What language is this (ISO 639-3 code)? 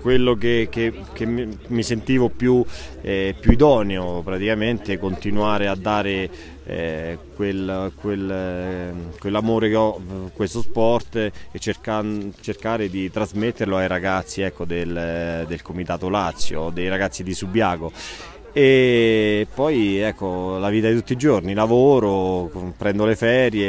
ita